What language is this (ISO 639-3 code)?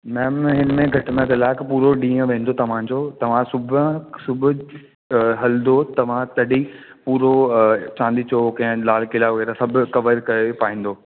snd